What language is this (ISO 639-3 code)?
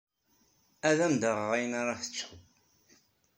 kab